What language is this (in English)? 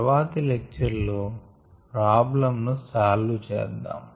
Telugu